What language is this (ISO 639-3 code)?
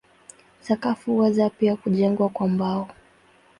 swa